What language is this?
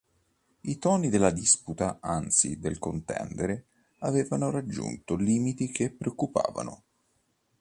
Italian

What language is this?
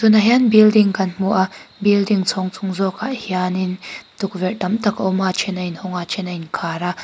Mizo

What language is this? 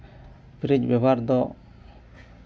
Santali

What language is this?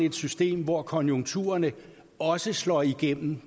Danish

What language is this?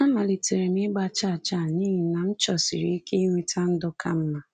Igbo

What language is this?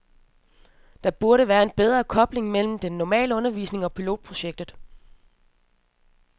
Danish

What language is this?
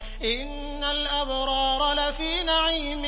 Arabic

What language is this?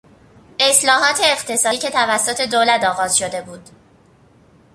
Persian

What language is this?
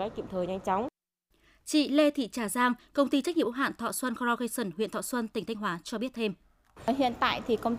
Vietnamese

